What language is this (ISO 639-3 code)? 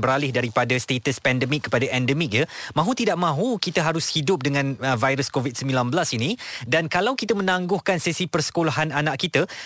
msa